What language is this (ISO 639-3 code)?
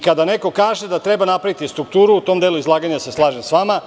srp